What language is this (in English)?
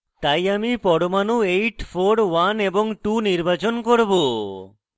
Bangla